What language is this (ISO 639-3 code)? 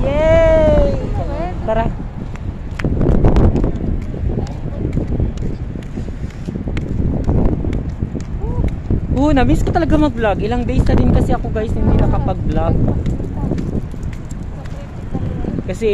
fil